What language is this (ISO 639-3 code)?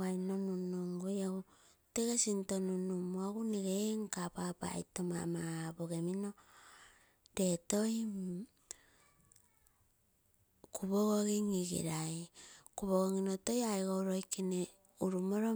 buo